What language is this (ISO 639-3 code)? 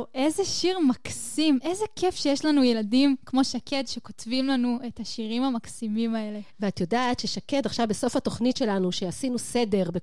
heb